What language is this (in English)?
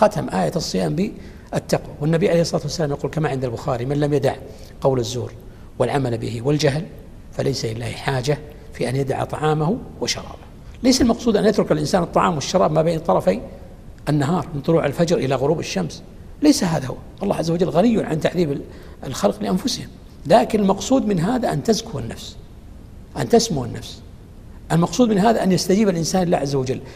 Arabic